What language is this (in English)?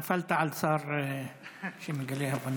Hebrew